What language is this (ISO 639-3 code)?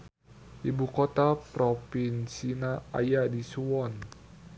sun